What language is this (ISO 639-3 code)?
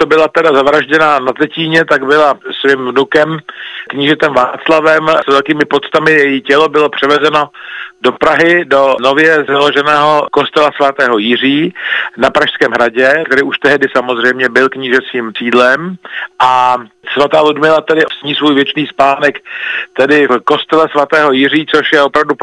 ces